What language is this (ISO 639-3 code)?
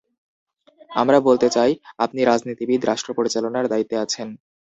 ben